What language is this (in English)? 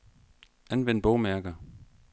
Danish